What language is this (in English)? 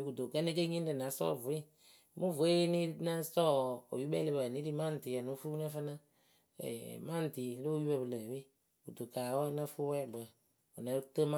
Akebu